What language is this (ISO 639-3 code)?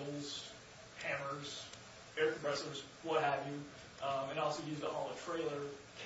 eng